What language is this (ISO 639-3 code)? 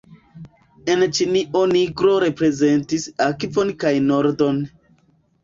epo